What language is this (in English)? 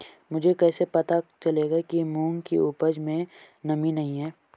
Hindi